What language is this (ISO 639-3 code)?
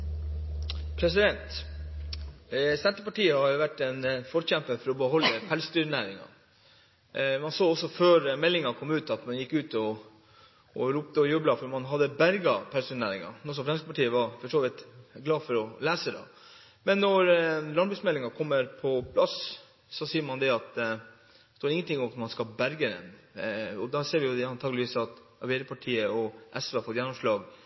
nob